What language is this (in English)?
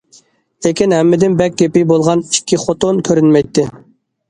Uyghur